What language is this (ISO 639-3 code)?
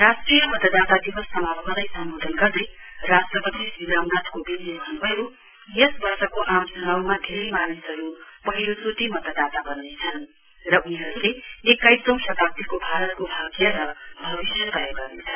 nep